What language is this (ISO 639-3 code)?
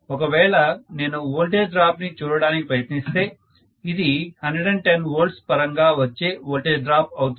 tel